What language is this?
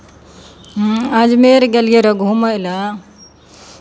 Maithili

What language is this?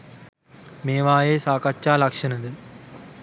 Sinhala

